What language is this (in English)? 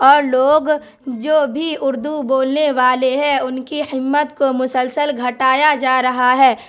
Urdu